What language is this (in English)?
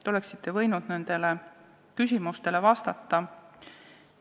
Estonian